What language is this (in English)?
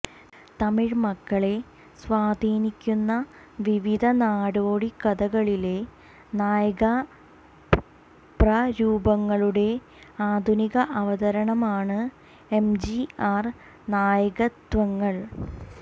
Malayalam